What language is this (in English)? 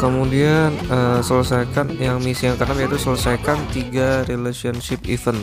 Indonesian